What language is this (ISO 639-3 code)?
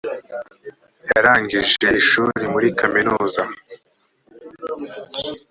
kin